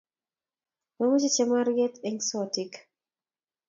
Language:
Kalenjin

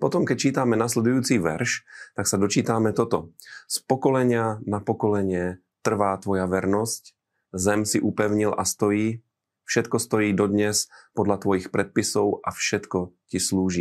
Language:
Slovak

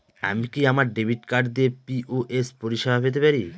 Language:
Bangla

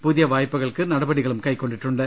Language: Malayalam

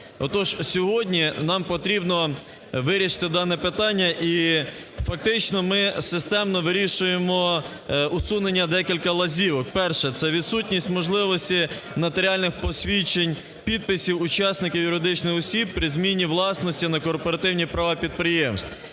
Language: Ukrainian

